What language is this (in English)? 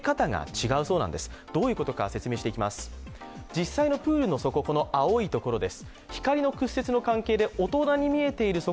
Japanese